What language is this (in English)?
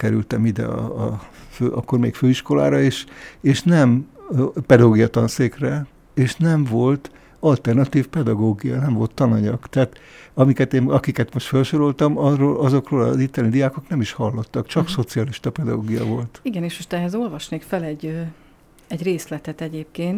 Hungarian